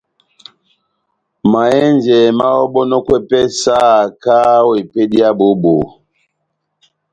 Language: Batanga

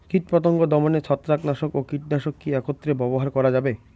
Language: Bangla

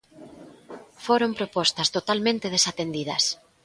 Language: Galician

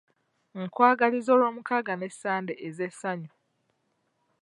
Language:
Ganda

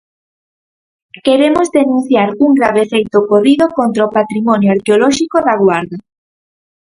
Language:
Galician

